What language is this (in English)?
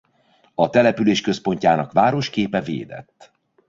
Hungarian